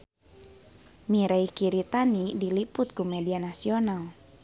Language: Sundanese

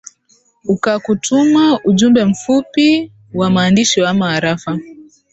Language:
Swahili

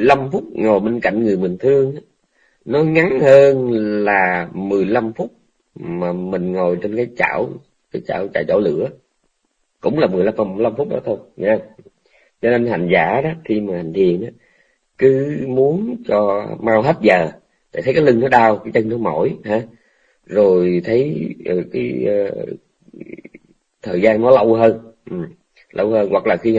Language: Vietnamese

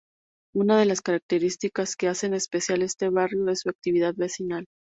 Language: Spanish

